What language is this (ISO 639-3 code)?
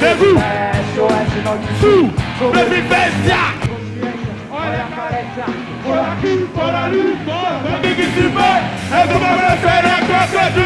por